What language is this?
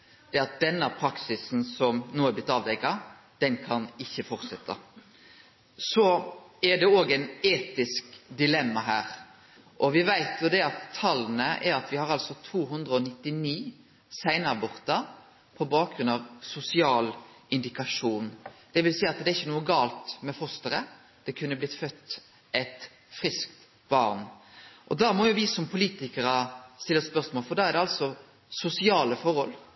Norwegian Nynorsk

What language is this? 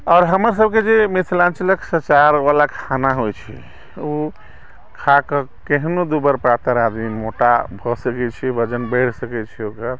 Maithili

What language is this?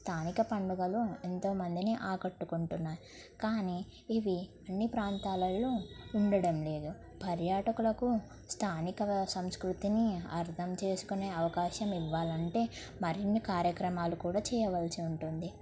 Telugu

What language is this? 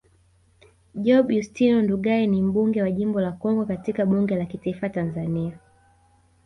Swahili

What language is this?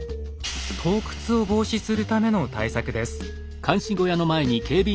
Japanese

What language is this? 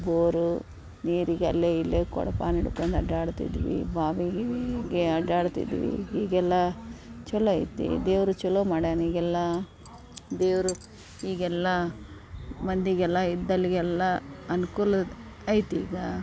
Kannada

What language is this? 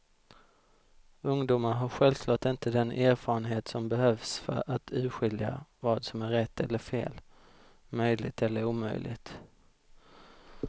Swedish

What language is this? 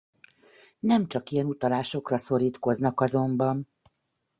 Hungarian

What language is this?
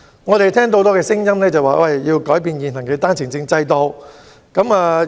Cantonese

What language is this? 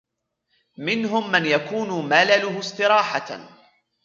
Arabic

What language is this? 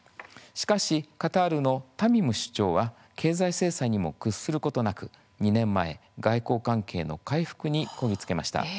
Japanese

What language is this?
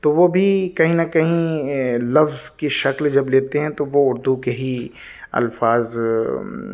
Urdu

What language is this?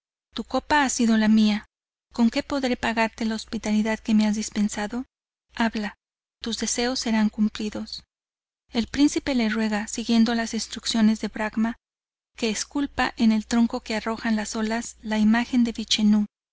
Spanish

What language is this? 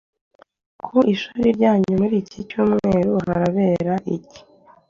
Kinyarwanda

